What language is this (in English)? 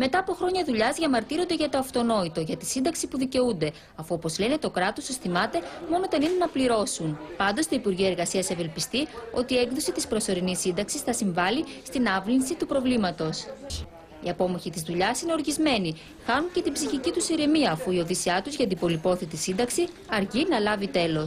Greek